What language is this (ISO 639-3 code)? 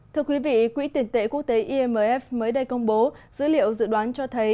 vie